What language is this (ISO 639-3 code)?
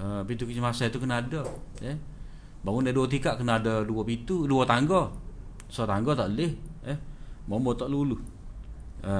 msa